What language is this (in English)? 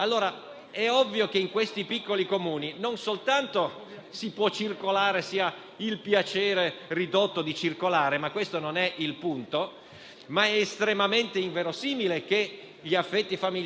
Italian